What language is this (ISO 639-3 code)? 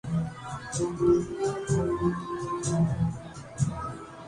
urd